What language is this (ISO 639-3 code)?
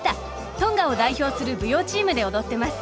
jpn